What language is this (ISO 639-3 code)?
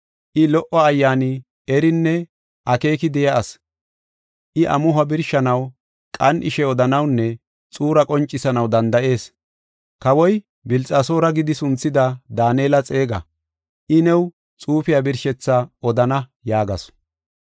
gof